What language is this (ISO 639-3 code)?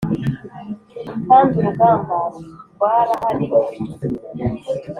kin